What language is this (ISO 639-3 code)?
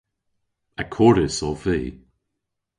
cor